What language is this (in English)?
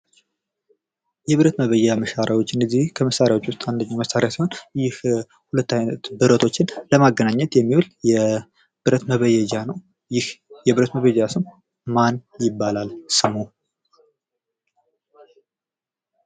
Amharic